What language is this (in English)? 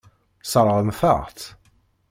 Kabyle